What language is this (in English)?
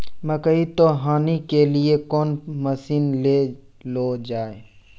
Maithili